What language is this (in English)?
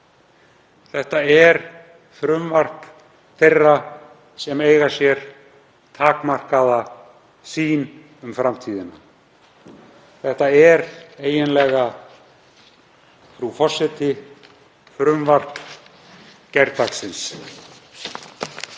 Icelandic